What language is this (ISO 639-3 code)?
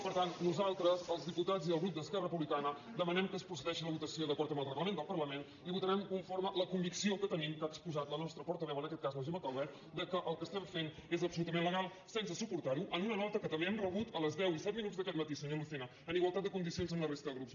cat